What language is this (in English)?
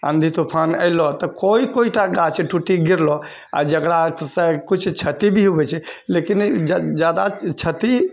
Maithili